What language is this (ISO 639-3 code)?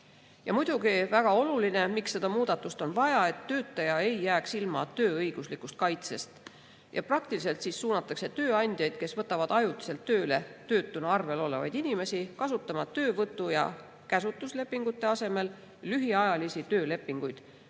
est